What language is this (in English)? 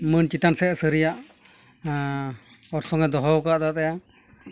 Santali